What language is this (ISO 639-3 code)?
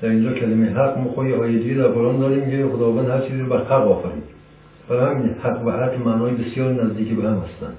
fas